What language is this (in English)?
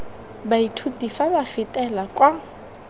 Tswana